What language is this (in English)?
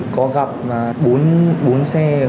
Vietnamese